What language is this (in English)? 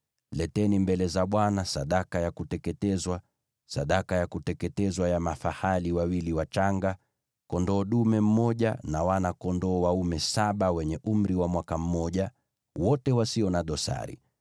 Swahili